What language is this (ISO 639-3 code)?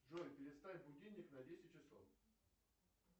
rus